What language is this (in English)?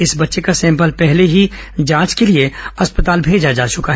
Hindi